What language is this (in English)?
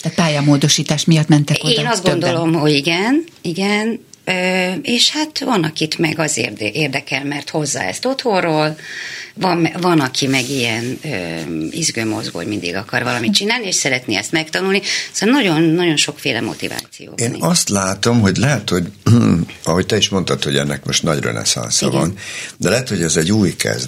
Hungarian